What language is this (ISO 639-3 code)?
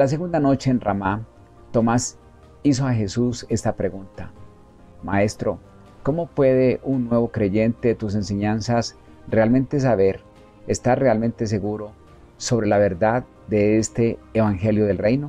spa